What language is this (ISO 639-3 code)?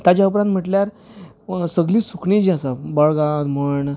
kok